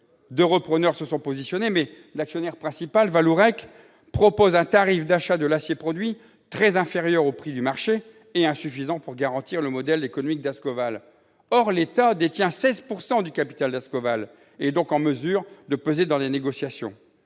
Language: French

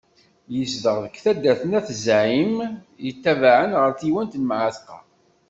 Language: Kabyle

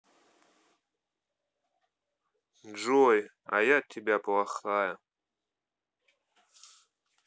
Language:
Russian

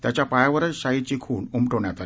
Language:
Marathi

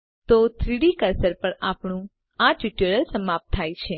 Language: Gujarati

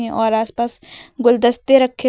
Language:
Hindi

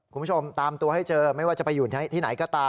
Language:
Thai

